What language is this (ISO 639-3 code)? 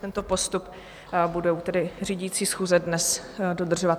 ces